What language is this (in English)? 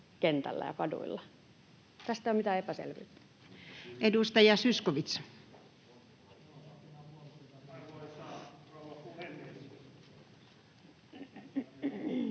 Finnish